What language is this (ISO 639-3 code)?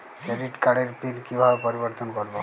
ben